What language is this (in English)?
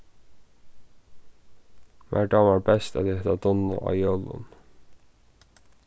Faroese